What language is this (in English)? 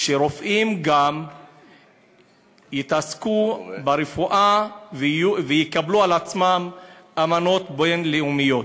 Hebrew